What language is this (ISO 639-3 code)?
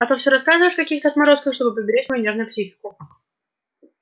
rus